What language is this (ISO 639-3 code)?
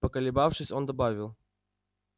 rus